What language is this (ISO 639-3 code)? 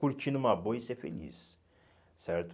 por